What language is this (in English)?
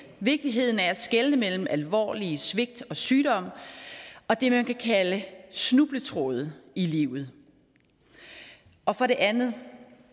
Danish